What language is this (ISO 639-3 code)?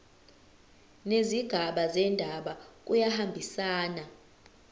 zul